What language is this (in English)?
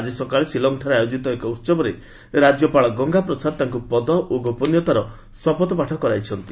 Odia